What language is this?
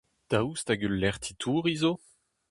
Breton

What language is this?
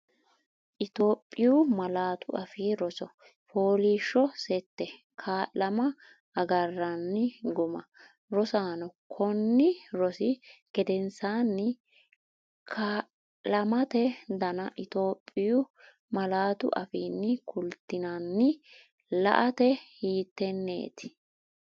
Sidamo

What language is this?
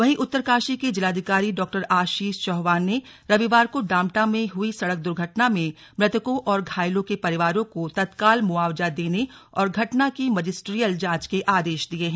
Hindi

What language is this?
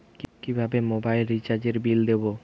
Bangla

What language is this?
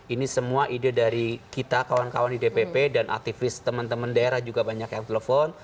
Indonesian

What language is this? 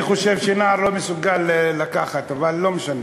Hebrew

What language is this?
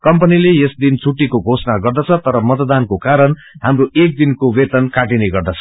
Nepali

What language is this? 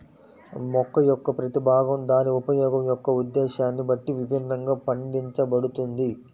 Telugu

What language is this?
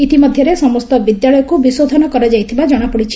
Odia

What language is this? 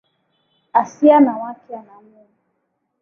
Swahili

